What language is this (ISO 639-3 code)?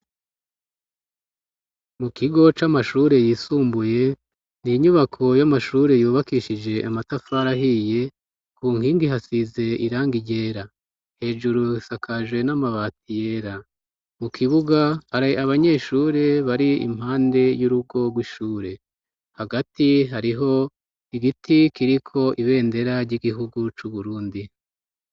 run